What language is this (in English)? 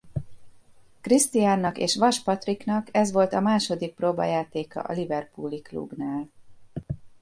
Hungarian